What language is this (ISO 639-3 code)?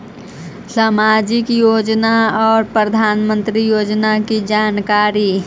mag